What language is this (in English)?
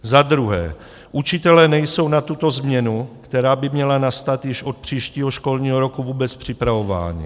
Czech